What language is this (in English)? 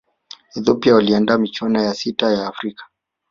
Swahili